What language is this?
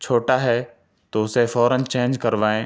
Urdu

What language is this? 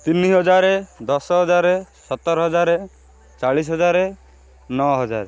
Odia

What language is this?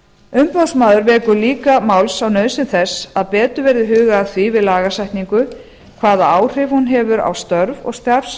Icelandic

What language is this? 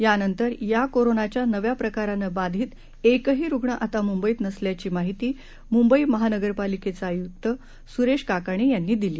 Marathi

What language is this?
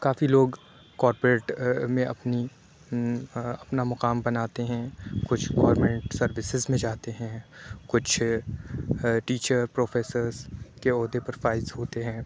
Urdu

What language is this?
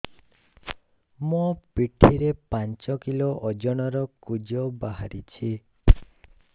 Odia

